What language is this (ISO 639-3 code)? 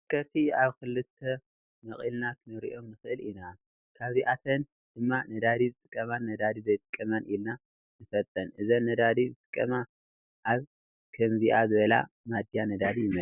tir